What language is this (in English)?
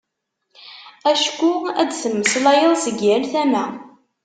Kabyle